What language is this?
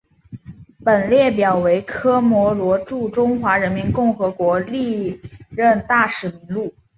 Chinese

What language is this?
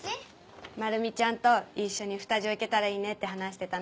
Japanese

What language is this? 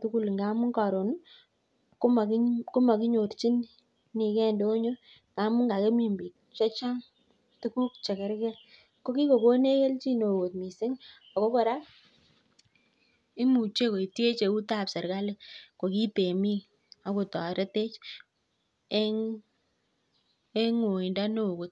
Kalenjin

